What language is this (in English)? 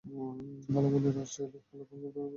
Bangla